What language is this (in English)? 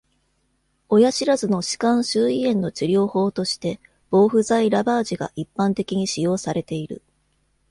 Japanese